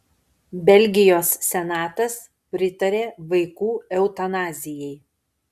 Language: Lithuanian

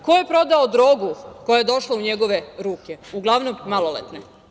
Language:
Serbian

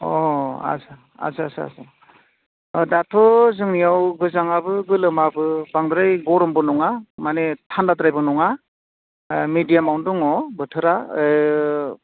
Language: Bodo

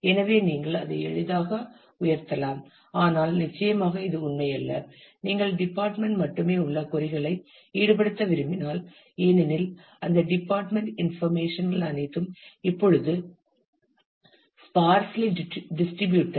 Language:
Tamil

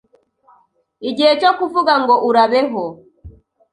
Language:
Kinyarwanda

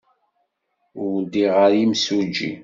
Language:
Kabyle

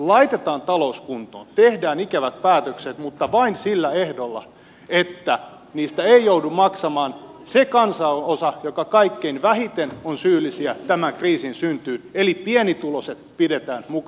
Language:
Finnish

